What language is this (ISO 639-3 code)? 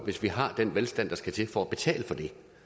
dan